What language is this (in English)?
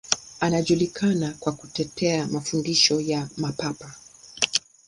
Swahili